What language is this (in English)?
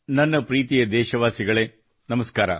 Kannada